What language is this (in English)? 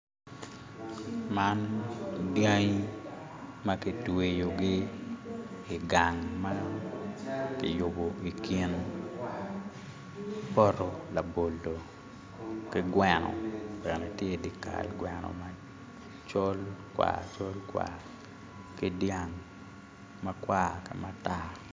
Acoli